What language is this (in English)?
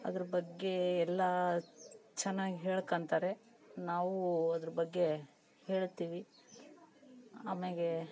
Kannada